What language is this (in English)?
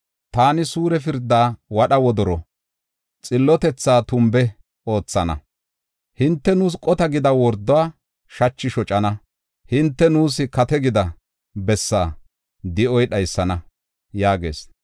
Gofa